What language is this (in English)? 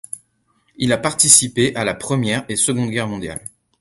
French